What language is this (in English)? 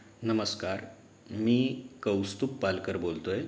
Marathi